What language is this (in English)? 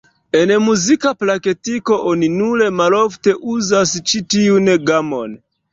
Esperanto